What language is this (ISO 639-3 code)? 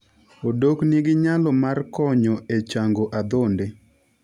luo